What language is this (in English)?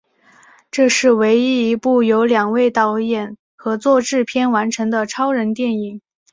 Chinese